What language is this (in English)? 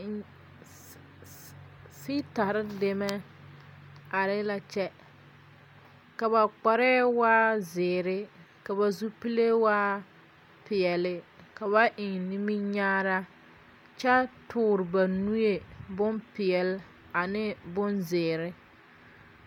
Southern Dagaare